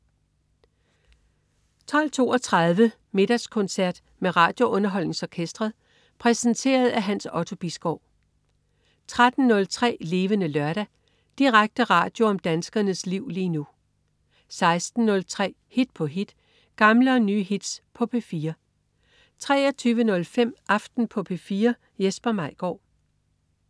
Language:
Danish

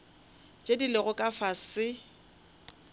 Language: Northern Sotho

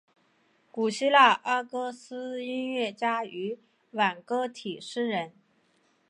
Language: Chinese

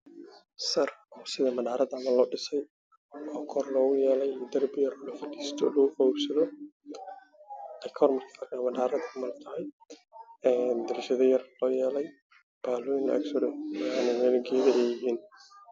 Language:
Somali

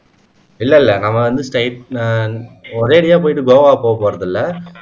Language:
Tamil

